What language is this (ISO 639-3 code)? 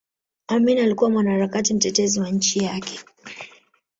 swa